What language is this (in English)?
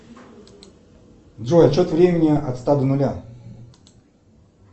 Russian